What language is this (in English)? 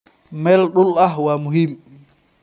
Somali